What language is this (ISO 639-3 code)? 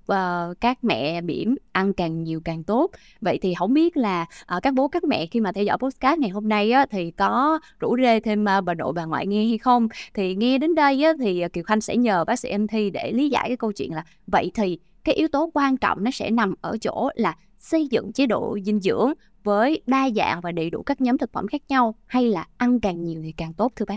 vie